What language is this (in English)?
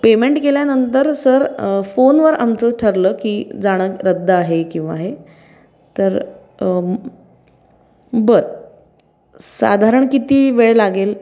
Marathi